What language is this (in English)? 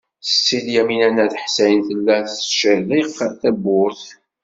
Kabyle